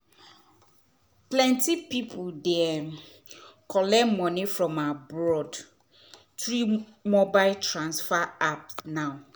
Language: Nigerian Pidgin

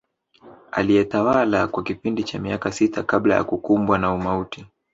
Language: Swahili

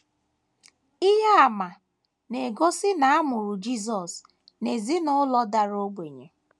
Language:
Igbo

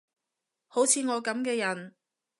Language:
Cantonese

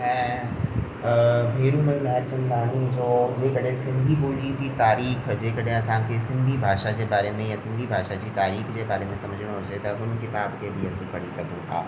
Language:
Sindhi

